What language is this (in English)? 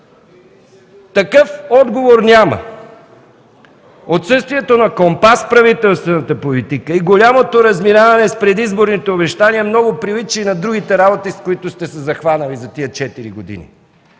Bulgarian